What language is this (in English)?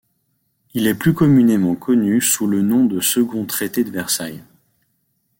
French